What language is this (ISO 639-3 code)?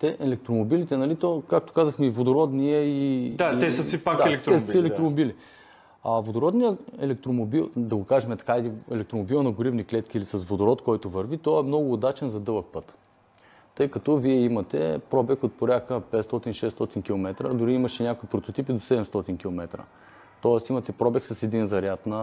bul